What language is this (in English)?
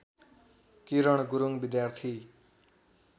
Nepali